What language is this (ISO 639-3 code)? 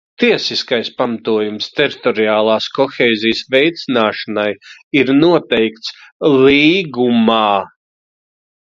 lav